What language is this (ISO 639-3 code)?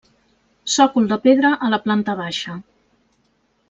cat